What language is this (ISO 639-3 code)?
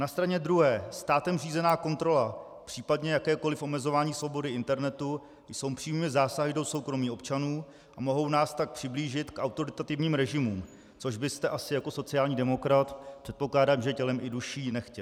ces